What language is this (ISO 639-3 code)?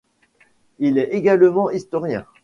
fra